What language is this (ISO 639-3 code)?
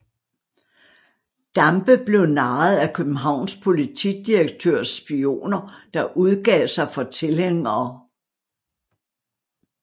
dan